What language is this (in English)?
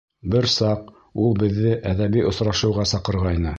Bashkir